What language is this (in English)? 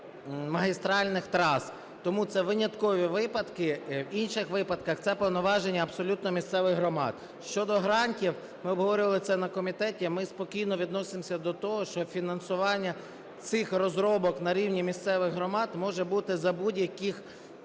Ukrainian